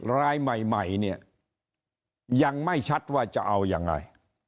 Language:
Thai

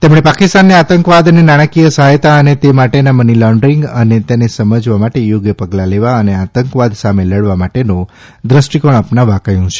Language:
Gujarati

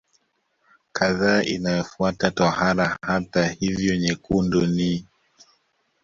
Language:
Swahili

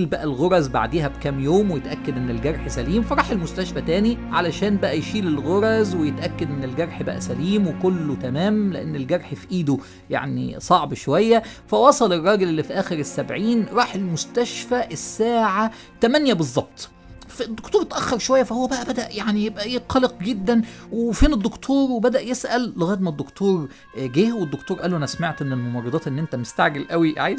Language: Arabic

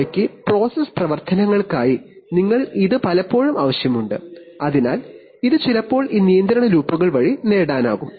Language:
Malayalam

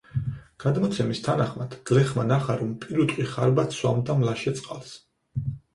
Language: Georgian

